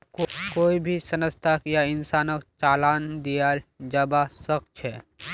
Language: Magahi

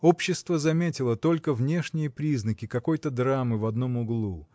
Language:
Russian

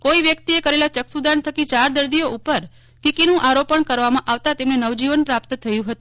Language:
Gujarati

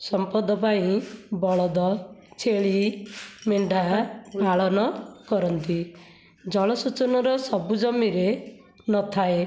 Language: Odia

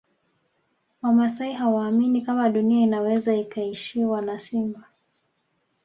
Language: Swahili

